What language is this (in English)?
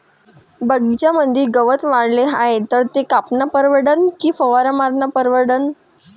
Marathi